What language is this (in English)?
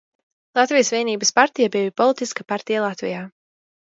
Latvian